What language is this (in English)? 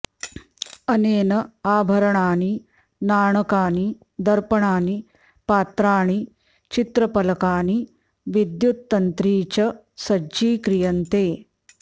Sanskrit